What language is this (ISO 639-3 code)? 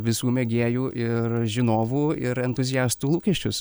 lit